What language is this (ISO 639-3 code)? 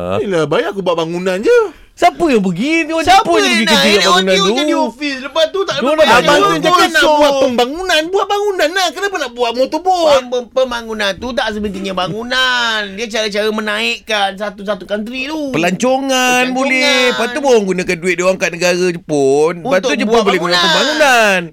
msa